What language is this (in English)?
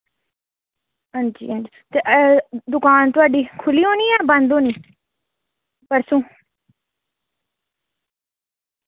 Dogri